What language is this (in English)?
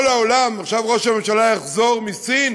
Hebrew